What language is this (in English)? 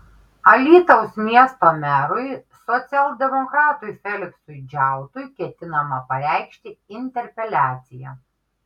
Lithuanian